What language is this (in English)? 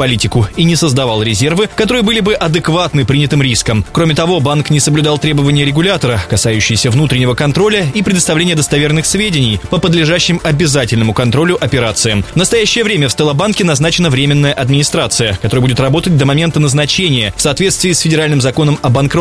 Russian